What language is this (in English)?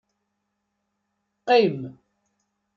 Kabyle